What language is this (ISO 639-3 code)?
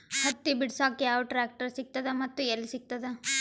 kan